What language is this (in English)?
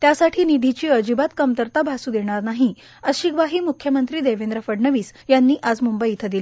Marathi